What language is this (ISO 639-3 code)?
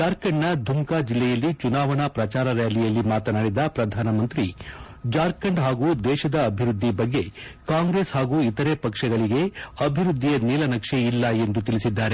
kan